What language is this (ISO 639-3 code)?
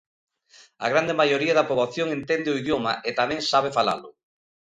glg